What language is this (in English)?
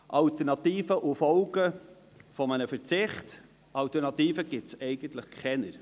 Swiss German